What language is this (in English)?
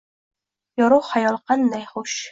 Uzbek